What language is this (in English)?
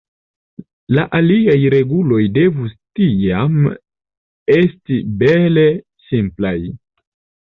Esperanto